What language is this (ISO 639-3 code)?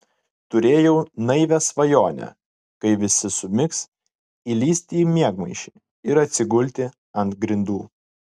lit